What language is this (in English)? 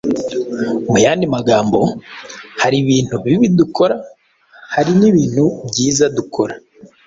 Kinyarwanda